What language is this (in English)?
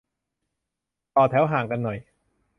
Thai